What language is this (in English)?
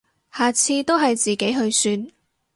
Cantonese